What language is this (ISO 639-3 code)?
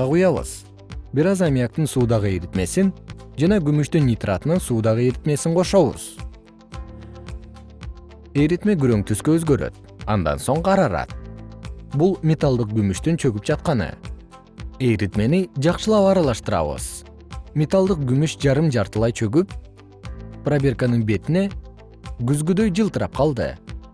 kir